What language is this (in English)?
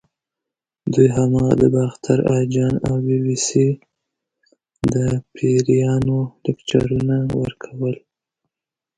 Pashto